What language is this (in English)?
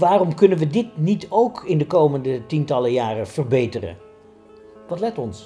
Dutch